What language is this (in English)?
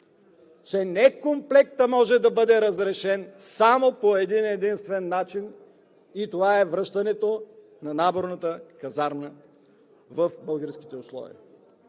Bulgarian